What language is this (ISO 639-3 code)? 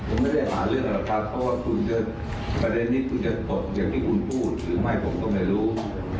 tha